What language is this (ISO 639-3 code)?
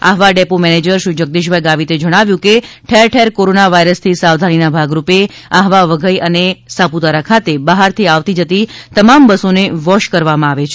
guj